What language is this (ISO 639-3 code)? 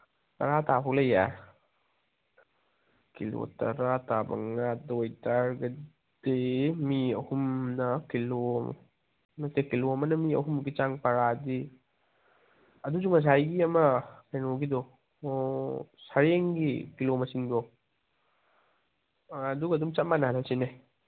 mni